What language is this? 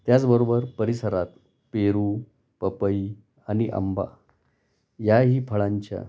Marathi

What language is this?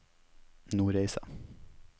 Norwegian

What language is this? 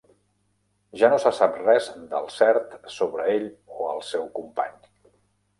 Catalan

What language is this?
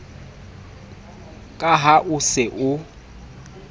Southern Sotho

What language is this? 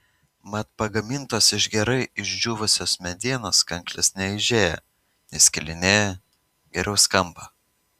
Lithuanian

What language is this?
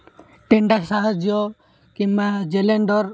Odia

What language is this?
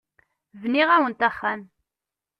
Kabyle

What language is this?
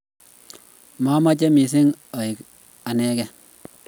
Kalenjin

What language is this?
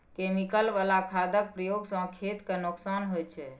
Maithili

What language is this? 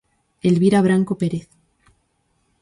Galician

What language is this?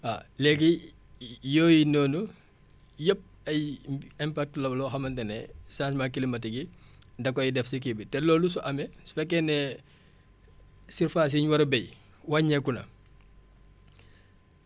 Wolof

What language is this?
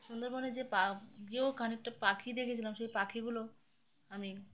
Bangla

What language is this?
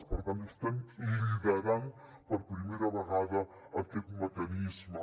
Catalan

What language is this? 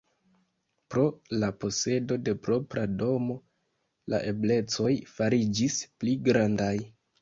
Esperanto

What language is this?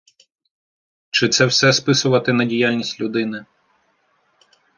Ukrainian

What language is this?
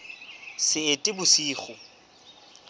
Southern Sotho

